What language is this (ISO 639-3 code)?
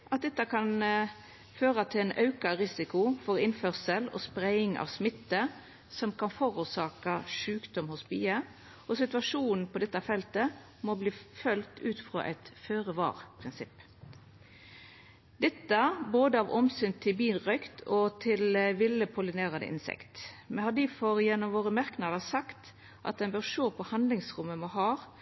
nno